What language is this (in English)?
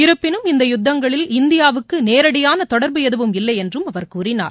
Tamil